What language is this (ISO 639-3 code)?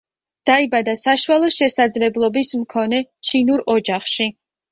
kat